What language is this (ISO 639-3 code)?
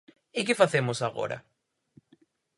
glg